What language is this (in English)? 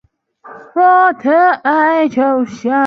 Chinese